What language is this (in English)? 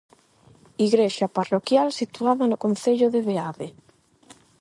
Galician